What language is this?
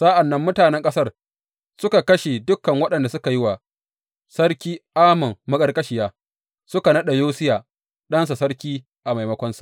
Hausa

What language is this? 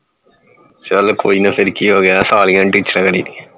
Punjabi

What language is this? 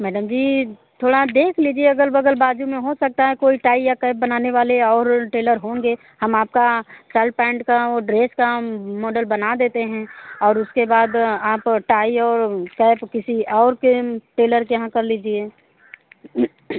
Hindi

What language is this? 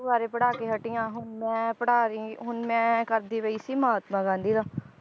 Punjabi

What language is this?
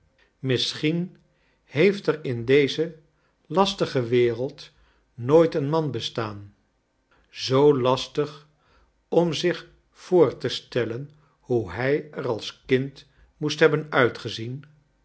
Dutch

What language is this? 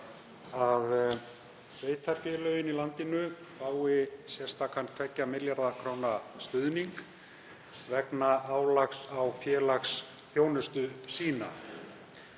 Icelandic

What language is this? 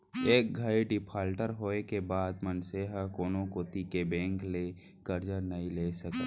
Chhattisgarhi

